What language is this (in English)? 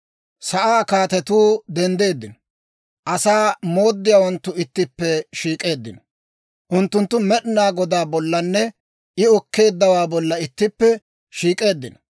Dawro